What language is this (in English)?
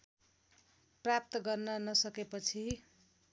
Nepali